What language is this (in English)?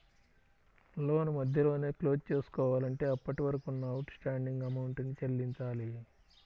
Telugu